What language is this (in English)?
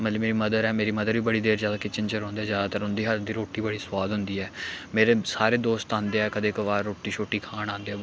Dogri